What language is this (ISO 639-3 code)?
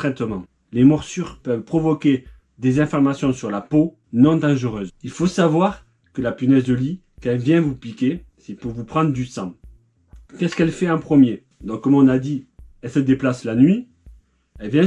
fra